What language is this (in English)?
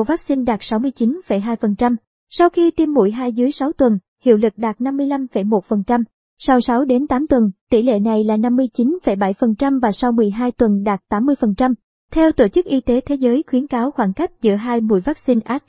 Vietnamese